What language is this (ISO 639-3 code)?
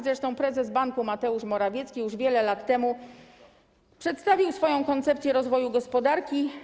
pol